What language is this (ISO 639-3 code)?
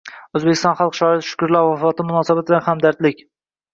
uzb